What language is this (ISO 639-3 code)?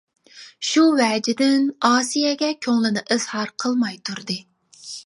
uig